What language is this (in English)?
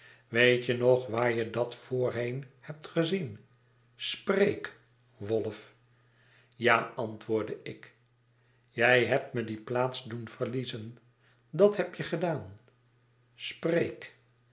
Dutch